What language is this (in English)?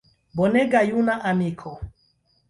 Esperanto